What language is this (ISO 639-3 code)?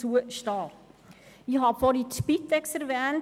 gsw